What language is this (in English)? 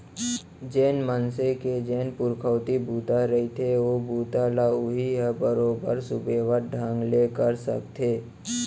Chhattisgarhi